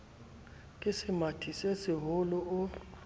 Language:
Southern Sotho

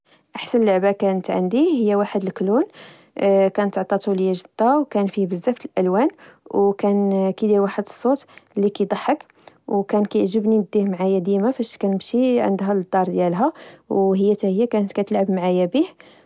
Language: Moroccan Arabic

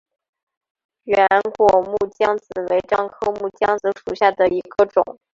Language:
Chinese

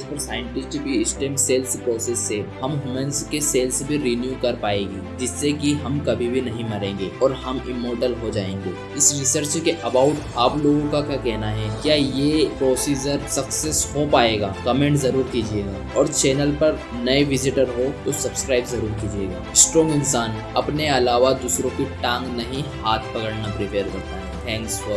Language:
Hindi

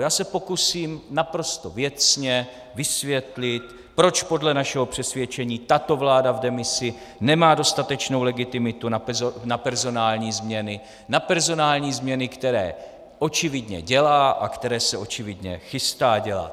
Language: Czech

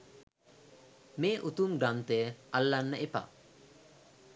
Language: Sinhala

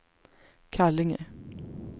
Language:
Swedish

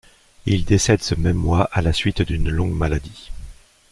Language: French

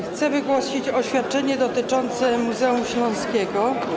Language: Polish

